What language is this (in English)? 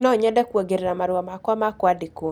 Kikuyu